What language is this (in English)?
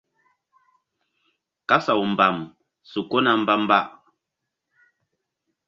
Mbum